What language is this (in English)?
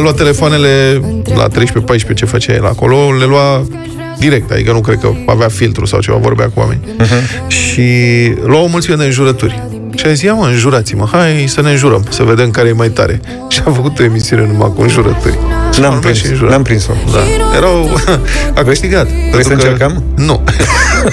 Romanian